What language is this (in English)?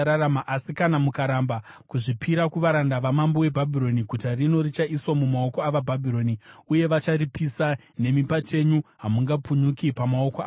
Shona